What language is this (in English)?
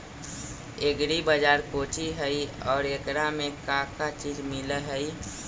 Magahi